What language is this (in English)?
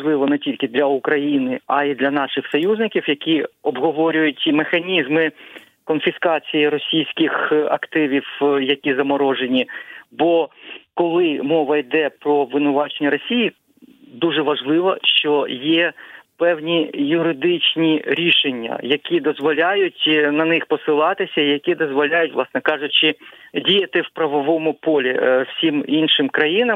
Ukrainian